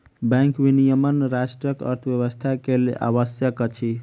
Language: Maithili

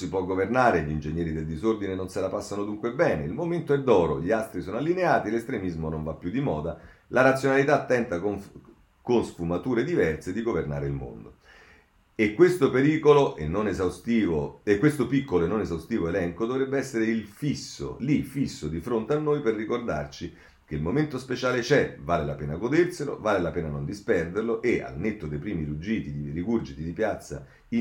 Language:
Italian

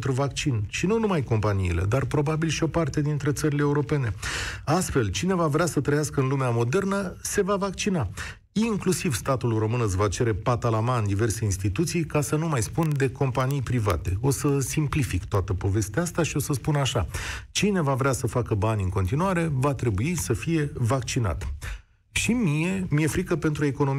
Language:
Romanian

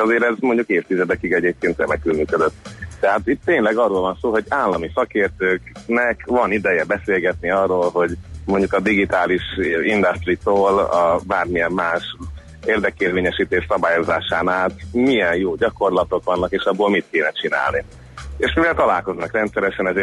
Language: Hungarian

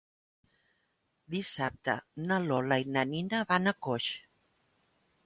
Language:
Catalan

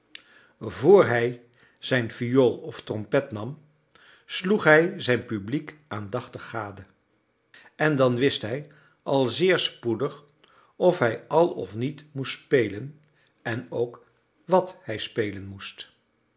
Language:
Dutch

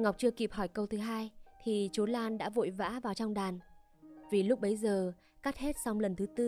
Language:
Vietnamese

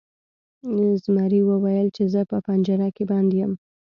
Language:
Pashto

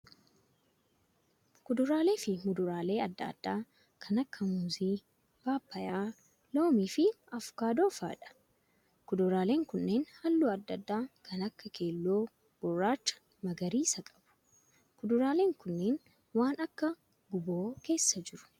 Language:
Oromo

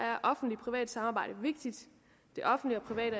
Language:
Danish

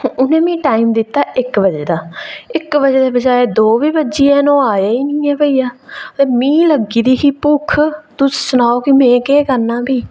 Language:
Dogri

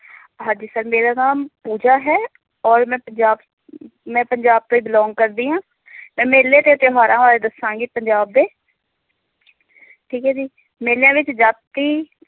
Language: Punjabi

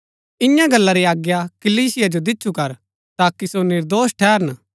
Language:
Gaddi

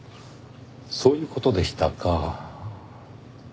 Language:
Japanese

